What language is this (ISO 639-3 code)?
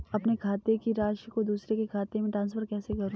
hin